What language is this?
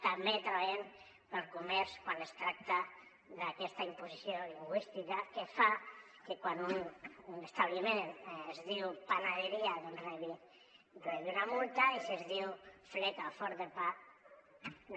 Catalan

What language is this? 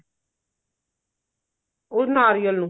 Punjabi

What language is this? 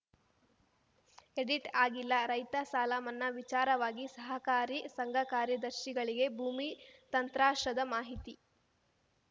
Kannada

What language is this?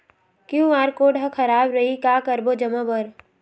Chhattisgarhi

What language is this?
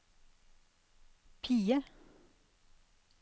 Norwegian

